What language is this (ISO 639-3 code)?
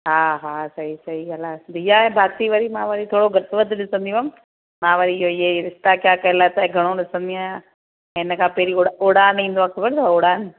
snd